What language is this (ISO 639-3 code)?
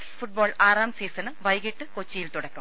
mal